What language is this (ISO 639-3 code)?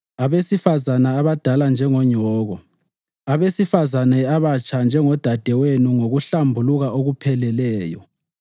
nde